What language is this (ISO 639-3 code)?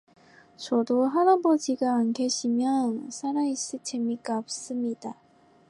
kor